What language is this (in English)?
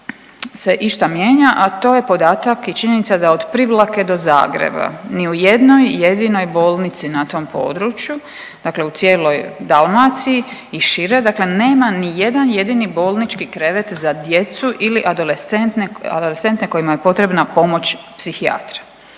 Croatian